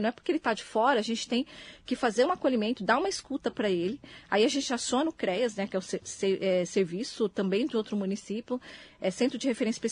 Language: Portuguese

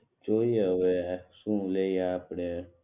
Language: Gujarati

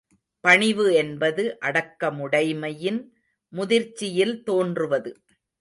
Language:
Tamil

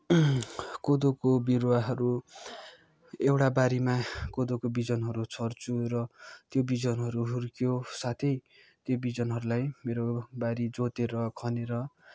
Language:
Nepali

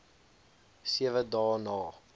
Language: Afrikaans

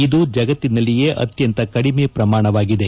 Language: Kannada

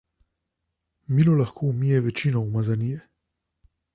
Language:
Slovenian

